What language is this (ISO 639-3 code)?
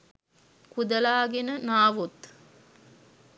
sin